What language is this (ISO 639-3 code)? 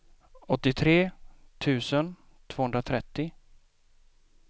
swe